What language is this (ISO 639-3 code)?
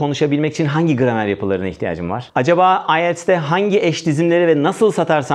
tur